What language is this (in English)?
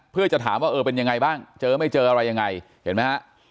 Thai